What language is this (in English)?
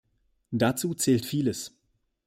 German